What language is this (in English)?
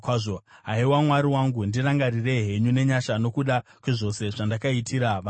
Shona